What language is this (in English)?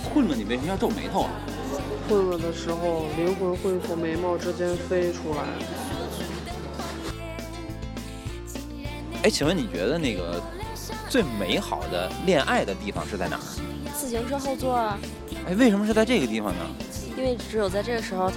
Chinese